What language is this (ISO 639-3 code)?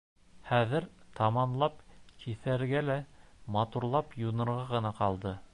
bak